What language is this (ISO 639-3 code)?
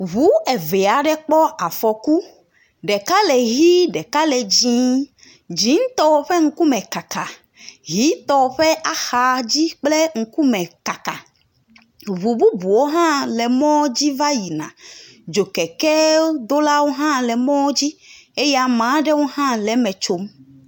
ewe